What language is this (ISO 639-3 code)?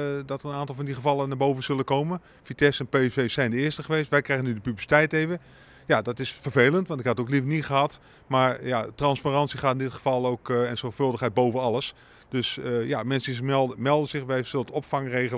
nld